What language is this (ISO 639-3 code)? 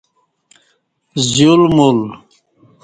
bsh